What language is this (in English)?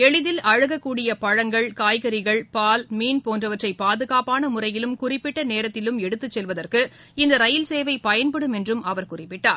Tamil